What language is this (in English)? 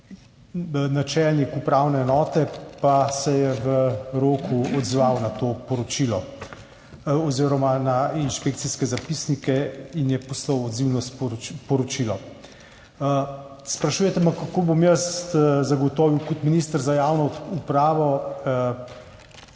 Slovenian